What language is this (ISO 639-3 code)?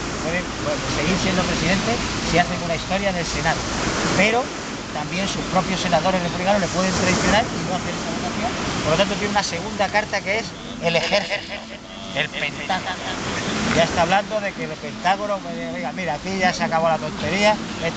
spa